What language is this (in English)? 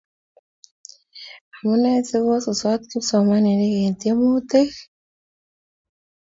Kalenjin